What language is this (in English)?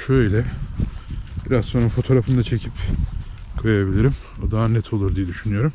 Turkish